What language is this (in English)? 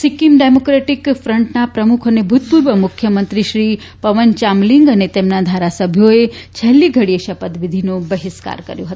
Gujarati